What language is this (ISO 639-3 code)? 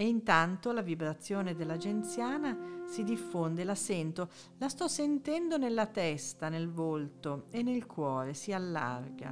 ita